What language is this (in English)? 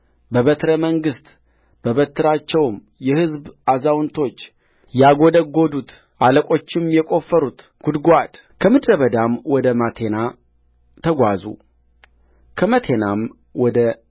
Amharic